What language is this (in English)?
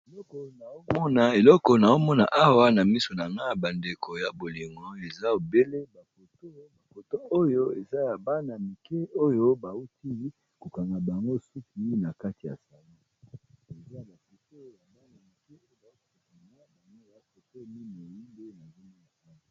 Lingala